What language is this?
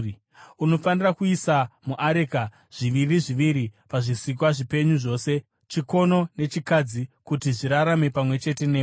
Shona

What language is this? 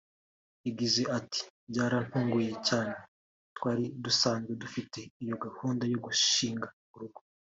Kinyarwanda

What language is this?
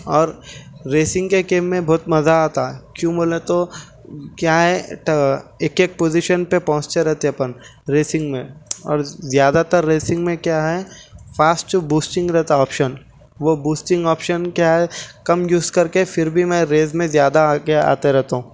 Urdu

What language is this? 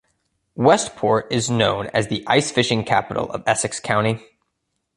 English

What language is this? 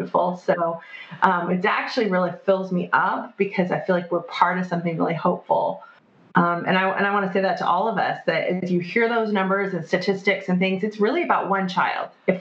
English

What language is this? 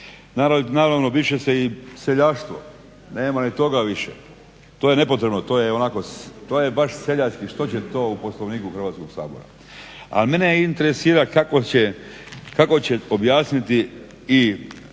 Croatian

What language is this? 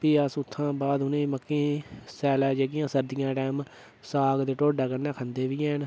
Dogri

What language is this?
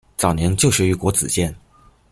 Chinese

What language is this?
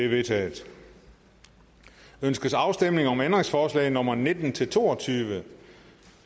Danish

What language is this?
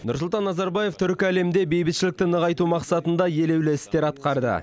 Kazakh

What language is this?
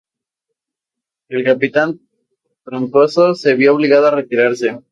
Spanish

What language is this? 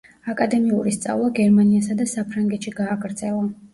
Georgian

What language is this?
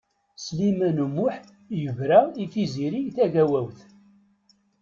Kabyle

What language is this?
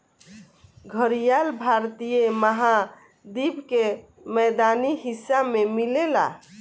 Bhojpuri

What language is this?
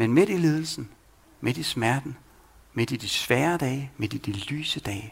Danish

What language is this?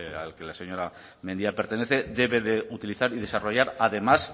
Spanish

